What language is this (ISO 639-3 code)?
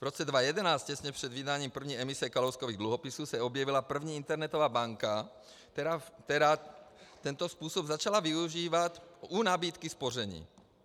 ces